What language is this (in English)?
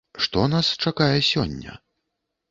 Belarusian